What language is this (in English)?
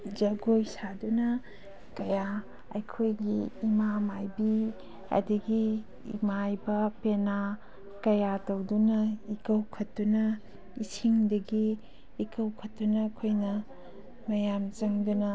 Manipuri